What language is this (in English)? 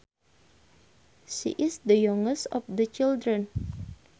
Sundanese